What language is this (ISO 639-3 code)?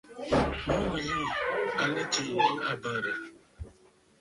bfd